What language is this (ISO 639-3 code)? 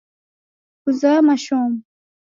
dav